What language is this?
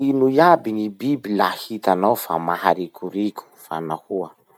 Masikoro Malagasy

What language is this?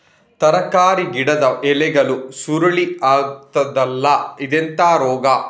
Kannada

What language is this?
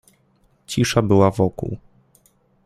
Polish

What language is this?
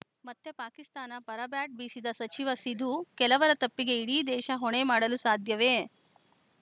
Kannada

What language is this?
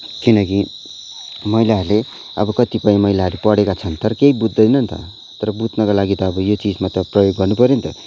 Nepali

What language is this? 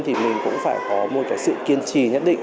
Vietnamese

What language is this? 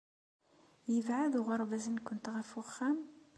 Kabyle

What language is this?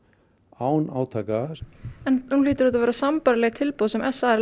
Icelandic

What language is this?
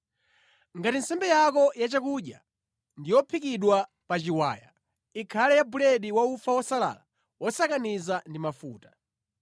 Nyanja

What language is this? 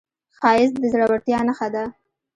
Pashto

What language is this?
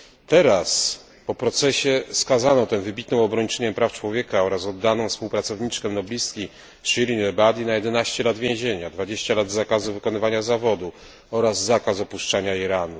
Polish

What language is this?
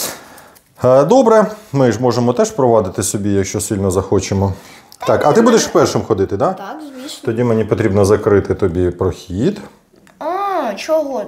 Ukrainian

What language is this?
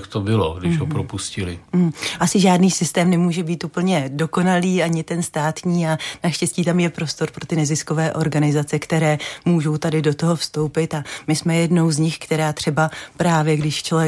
Czech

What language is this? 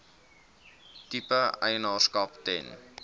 Afrikaans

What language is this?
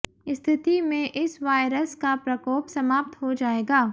Hindi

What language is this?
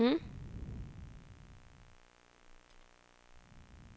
Swedish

